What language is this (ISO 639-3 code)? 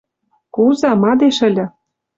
mrj